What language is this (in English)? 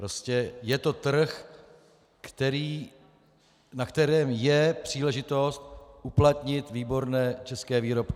Czech